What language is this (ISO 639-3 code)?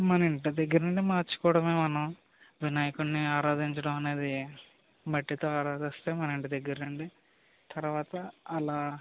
tel